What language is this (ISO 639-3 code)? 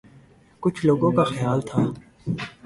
urd